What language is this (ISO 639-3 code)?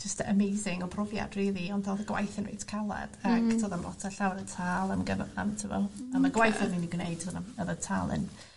cym